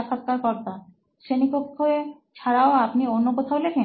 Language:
Bangla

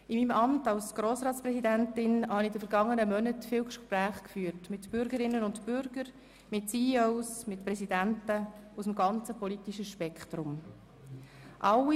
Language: Swiss German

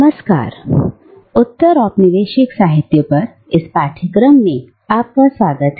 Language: Hindi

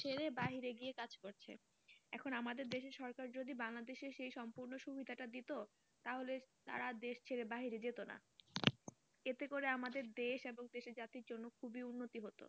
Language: Bangla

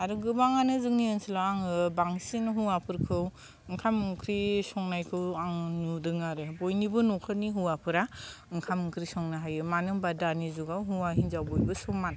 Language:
Bodo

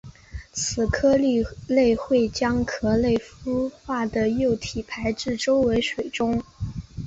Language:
Chinese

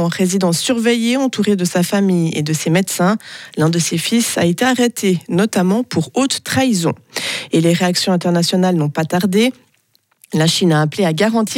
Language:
French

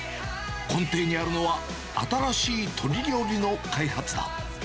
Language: Japanese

